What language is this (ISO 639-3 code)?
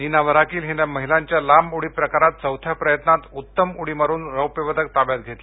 mar